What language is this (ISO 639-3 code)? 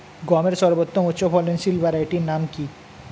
ben